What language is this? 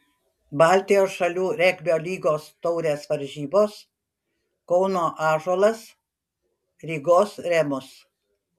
Lithuanian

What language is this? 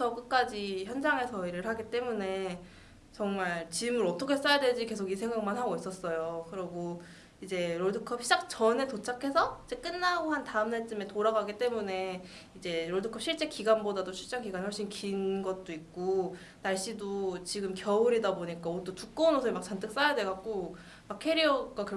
Korean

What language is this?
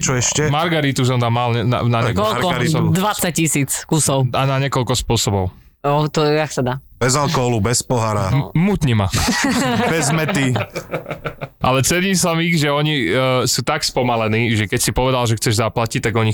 Slovak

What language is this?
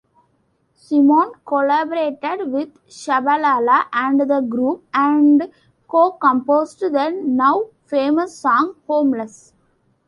English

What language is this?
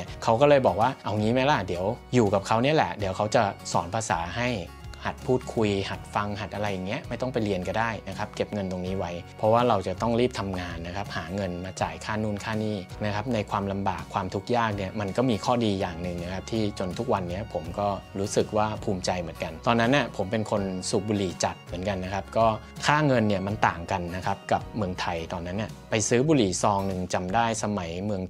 Thai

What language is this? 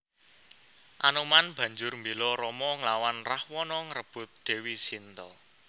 Javanese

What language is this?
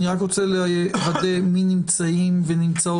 Hebrew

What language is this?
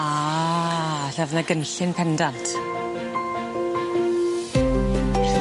Welsh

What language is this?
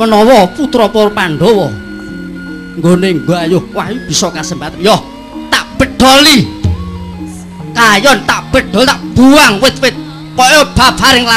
Indonesian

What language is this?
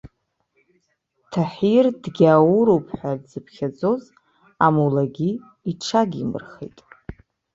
Abkhazian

